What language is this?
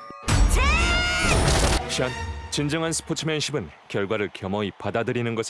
Korean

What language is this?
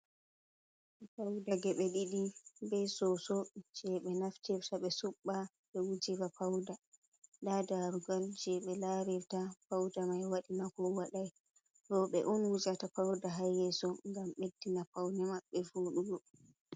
Fula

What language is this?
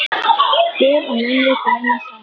Icelandic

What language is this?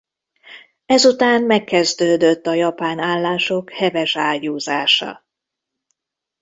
Hungarian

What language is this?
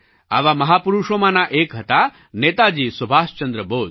Gujarati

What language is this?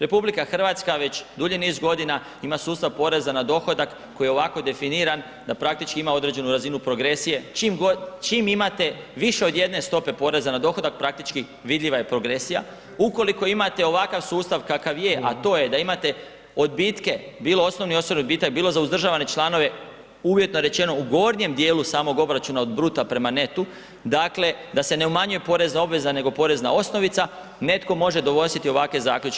Croatian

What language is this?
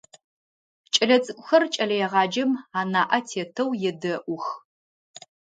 Adyghe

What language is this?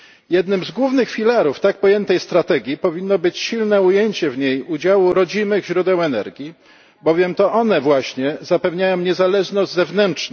Polish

